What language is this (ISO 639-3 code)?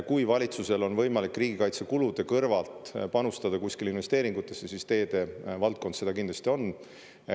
est